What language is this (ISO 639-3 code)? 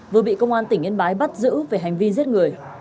vie